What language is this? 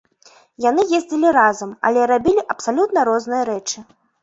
Belarusian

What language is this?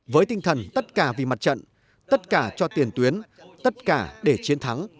Vietnamese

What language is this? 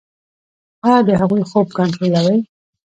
Pashto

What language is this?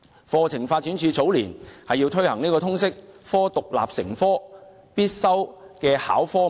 Cantonese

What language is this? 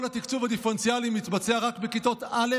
Hebrew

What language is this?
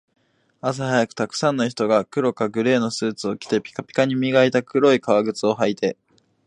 Japanese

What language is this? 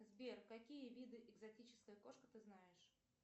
Russian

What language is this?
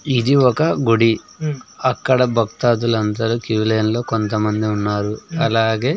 Telugu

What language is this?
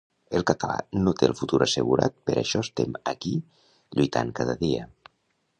Catalan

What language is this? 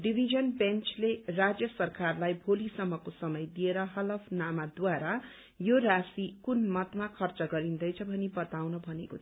Nepali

